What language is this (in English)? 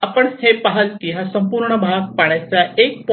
Marathi